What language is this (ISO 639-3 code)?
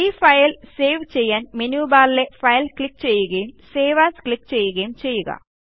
mal